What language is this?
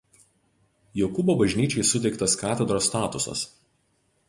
Lithuanian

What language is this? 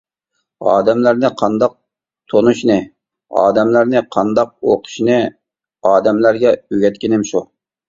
Uyghur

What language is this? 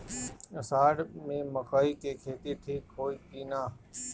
Bhojpuri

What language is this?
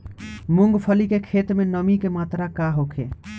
Bhojpuri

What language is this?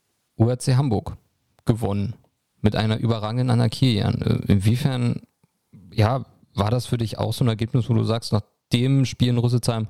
German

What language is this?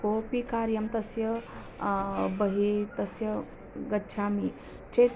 Sanskrit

